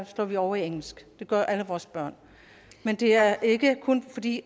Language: Danish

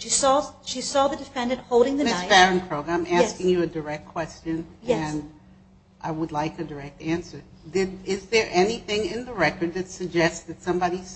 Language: English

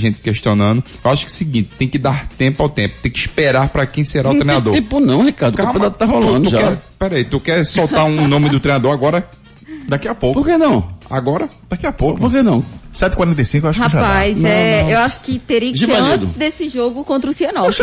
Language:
Portuguese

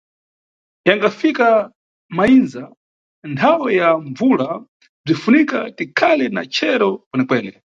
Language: Nyungwe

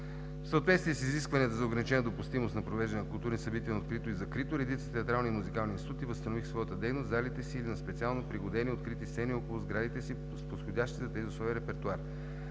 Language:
Bulgarian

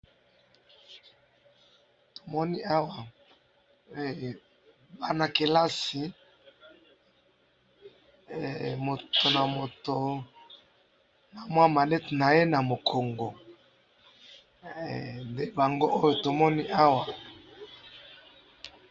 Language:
Lingala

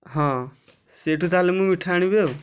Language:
Odia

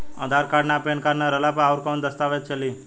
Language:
Bhojpuri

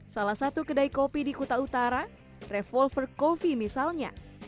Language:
Indonesian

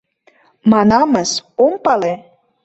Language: Mari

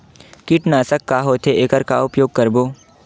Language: Chhattisgarhi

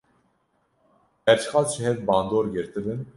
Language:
Kurdish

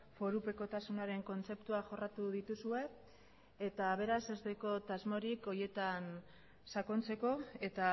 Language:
Basque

